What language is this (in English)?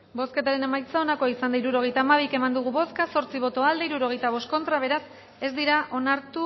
Basque